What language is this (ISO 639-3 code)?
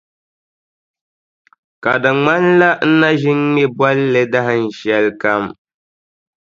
dag